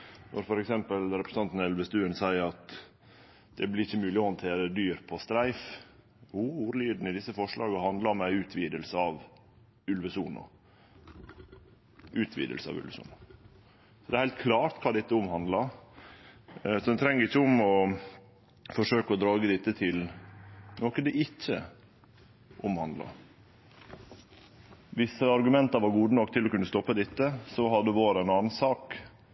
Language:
Norwegian Nynorsk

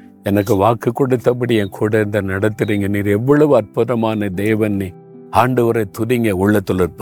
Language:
Tamil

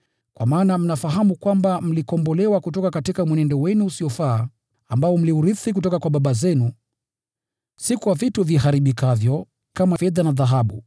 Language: Swahili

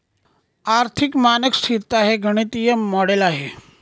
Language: Marathi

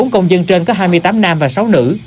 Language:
Vietnamese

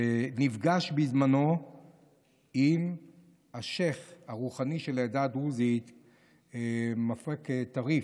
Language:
Hebrew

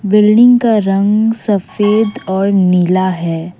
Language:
Hindi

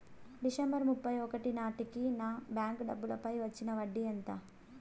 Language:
Telugu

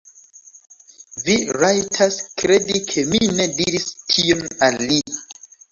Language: Esperanto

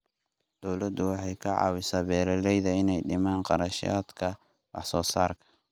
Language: Somali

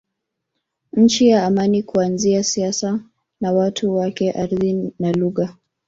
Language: Swahili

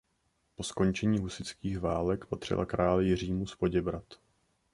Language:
Czech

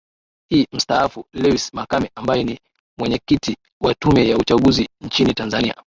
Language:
Swahili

